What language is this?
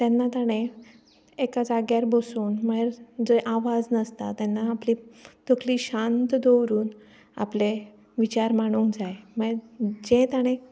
Konkani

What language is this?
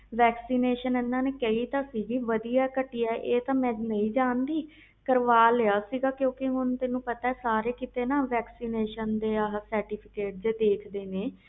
Punjabi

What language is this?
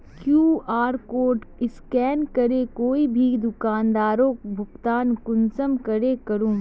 Magahi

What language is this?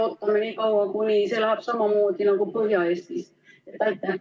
Estonian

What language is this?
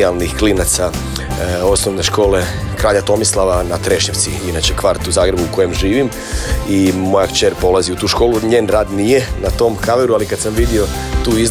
Croatian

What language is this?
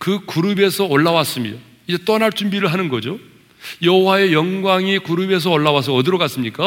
Korean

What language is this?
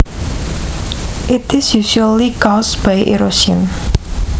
Javanese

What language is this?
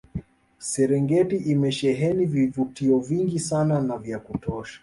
Swahili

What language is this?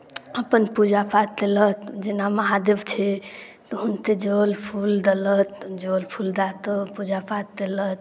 Maithili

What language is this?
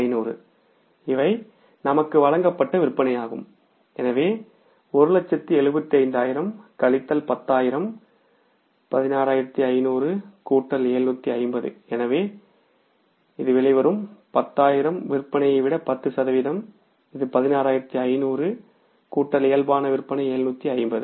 Tamil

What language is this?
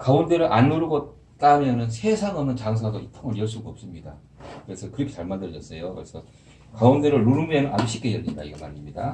Korean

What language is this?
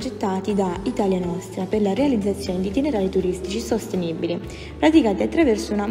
Italian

